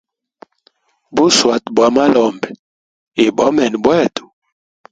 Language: Hemba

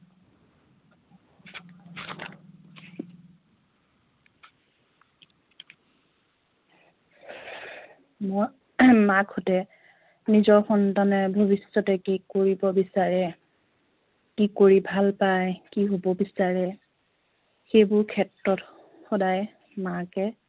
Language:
Assamese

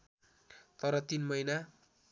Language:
Nepali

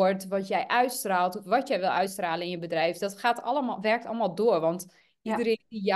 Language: Dutch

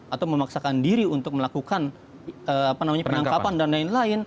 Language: Indonesian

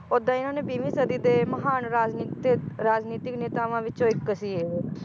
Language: Punjabi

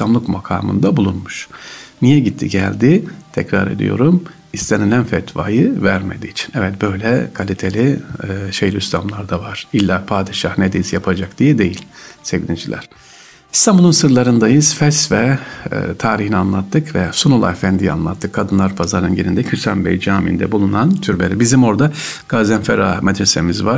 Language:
Turkish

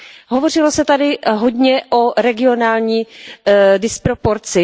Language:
Czech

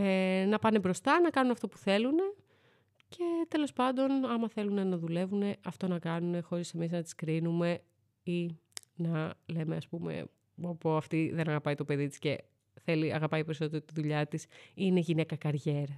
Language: Greek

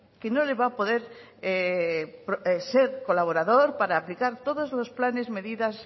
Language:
Spanish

